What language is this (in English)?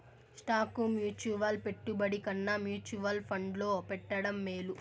Telugu